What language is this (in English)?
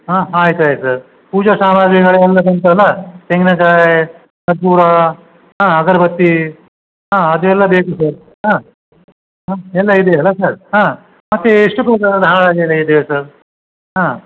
Kannada